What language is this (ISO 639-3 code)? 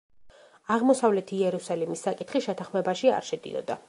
kat